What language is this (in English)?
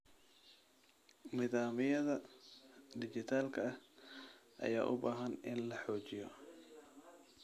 Somali